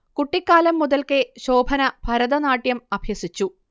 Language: Malayalam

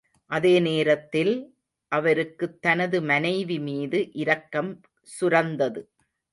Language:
Tamil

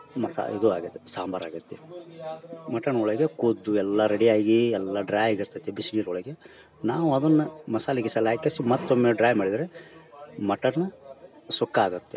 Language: Kannada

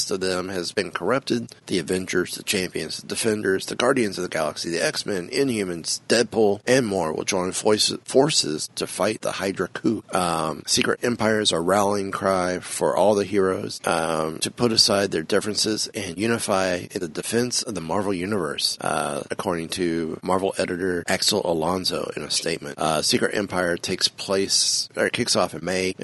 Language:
English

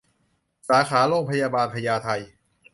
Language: Thai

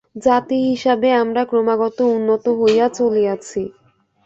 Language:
Bangla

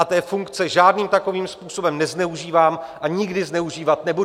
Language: Czech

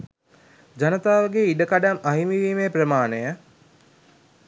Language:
Sinhala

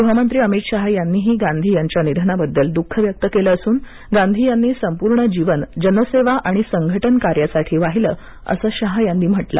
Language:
Marathi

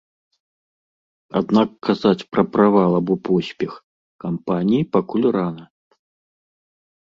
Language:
Belarusian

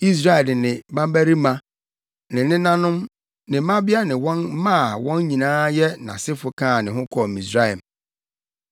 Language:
Akan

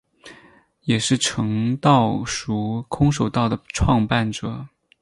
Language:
Chinese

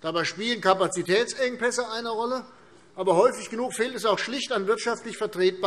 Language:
German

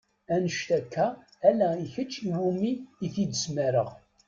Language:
Kabyle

